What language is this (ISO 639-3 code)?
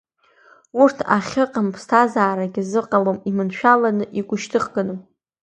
abk